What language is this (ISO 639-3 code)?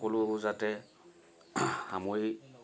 asm